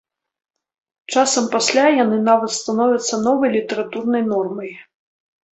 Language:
Belarusian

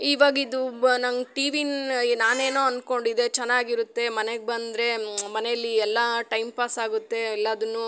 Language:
Kannada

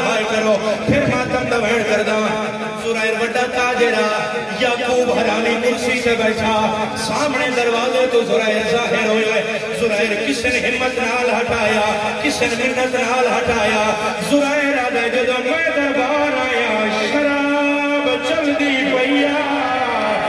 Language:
Arabic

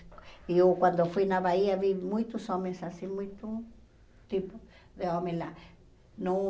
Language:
Portuguese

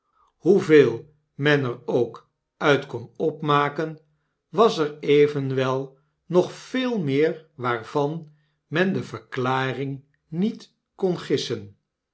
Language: Dutch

